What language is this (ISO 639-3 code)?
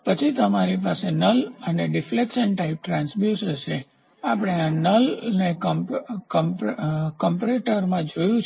guj